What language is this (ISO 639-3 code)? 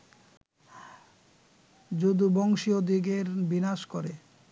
ben